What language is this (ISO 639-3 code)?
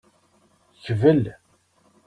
kab